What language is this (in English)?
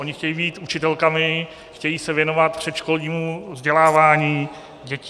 Czech